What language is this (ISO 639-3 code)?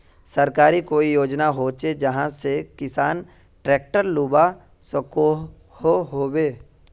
mag